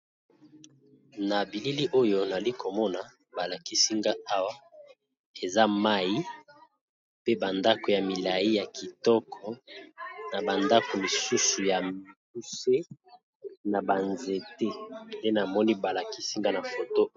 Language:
Lingala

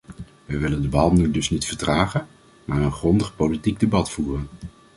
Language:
Dutch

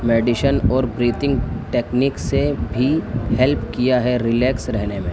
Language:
Urdu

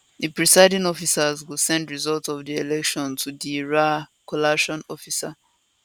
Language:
Nigerian Pidgin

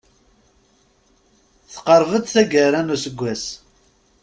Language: Kabyle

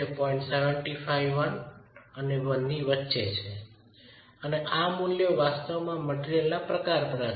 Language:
Gujarati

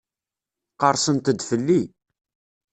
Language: Kabyle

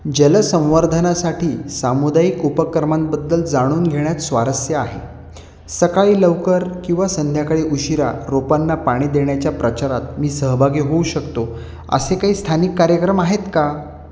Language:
Marathi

